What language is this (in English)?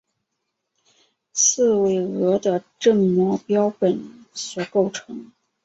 Chinese